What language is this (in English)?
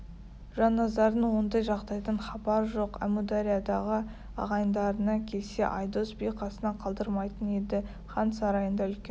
Kazakh